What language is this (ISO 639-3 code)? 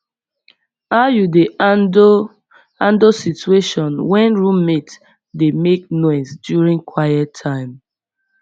pcm